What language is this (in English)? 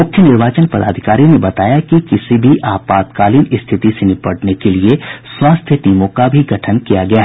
Hindi